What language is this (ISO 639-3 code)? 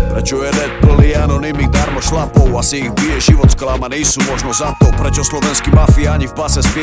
slk